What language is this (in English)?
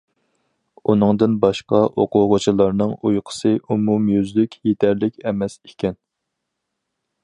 Uyghur